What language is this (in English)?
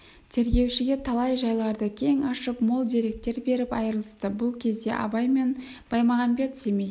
Kazakh